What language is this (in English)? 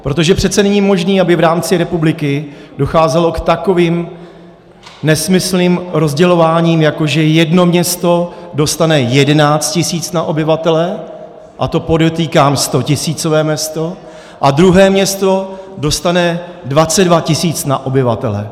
Czech